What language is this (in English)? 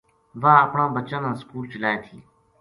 Gujari